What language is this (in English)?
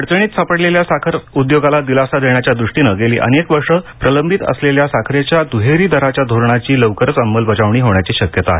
Marathi